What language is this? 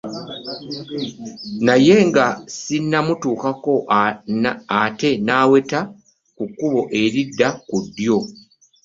Ganda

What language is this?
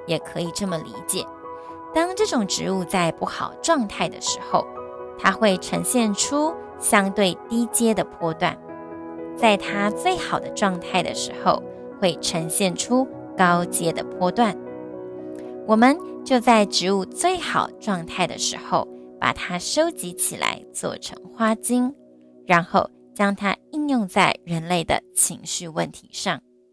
Chinese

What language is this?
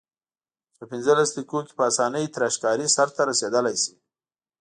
Pashto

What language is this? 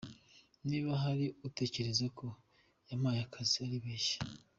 Kinyarwanda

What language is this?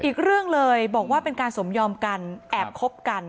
Thai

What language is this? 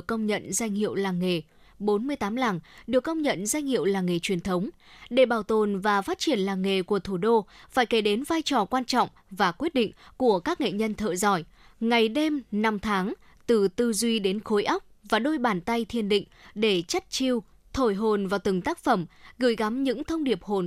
Vietnamese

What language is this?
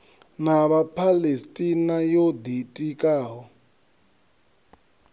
Venda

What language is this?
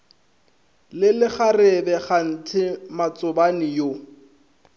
Northern Sotho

